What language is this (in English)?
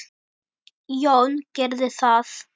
Icelandic